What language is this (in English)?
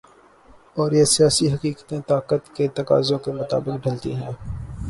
Urdu